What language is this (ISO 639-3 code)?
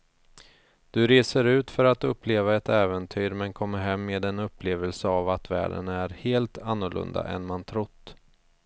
swe